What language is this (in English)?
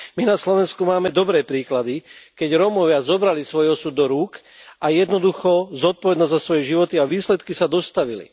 Slovak